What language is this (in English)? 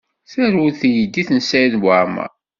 Kabyle